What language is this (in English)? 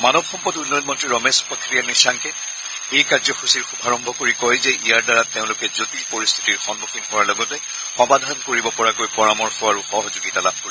Assamese